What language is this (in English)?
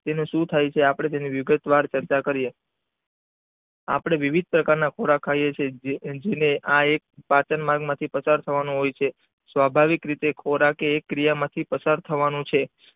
Gujarati